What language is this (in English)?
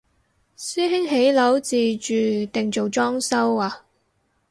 Cantonese